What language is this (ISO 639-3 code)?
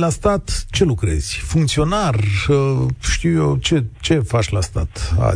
ron